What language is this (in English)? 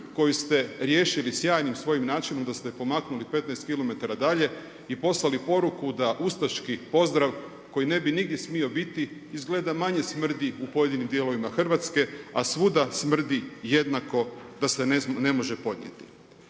Croatian